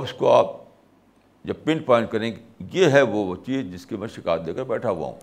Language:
Urdu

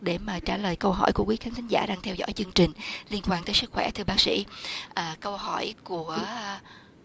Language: Vietnamese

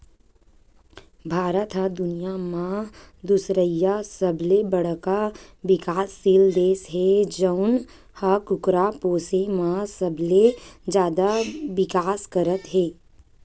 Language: Chhattisgarhi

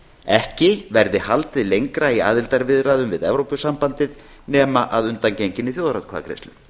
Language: Icelandic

